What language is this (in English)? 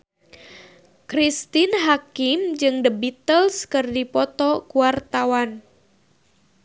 Sundanese